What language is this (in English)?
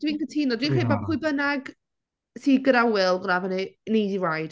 Welsh